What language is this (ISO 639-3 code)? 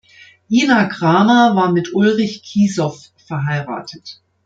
deu